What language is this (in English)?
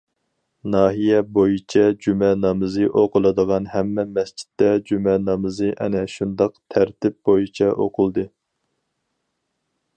Uyghur